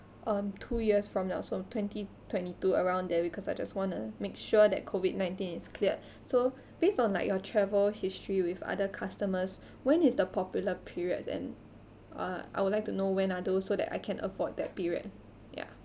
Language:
English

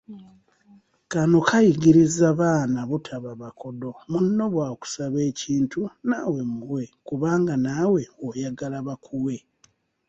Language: Ganda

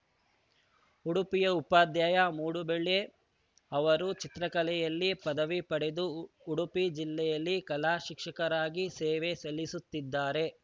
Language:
Kannada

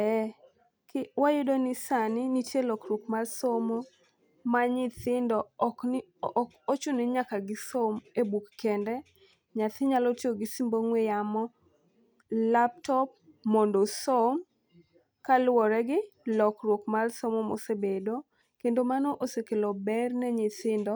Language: Luo (Kenya and Tanzania)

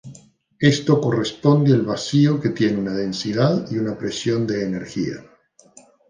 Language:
Spanish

